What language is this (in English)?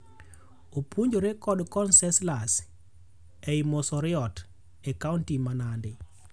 Luo (Kenya and Tanzania)